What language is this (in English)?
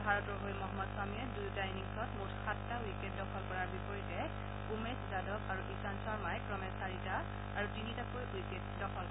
Assamese